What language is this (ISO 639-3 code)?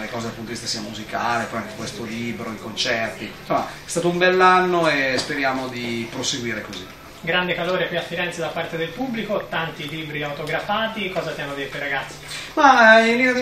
ita